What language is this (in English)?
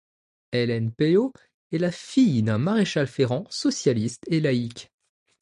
French